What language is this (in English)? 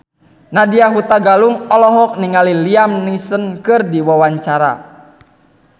Sundanese